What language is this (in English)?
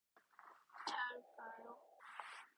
Korean